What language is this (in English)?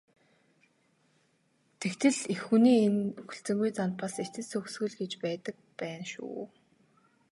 Mongolian